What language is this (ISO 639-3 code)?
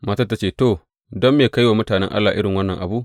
hau